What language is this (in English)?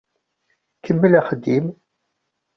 Kabyle